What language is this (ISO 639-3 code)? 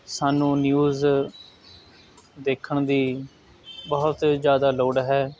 pan